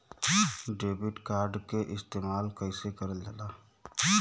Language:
Bhojpuri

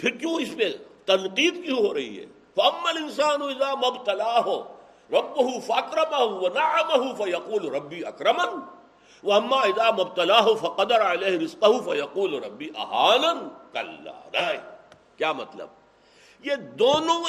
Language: Urdu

